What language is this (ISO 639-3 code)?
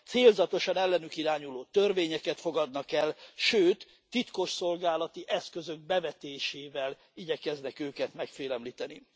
hun